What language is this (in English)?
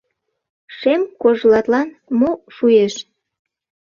Mari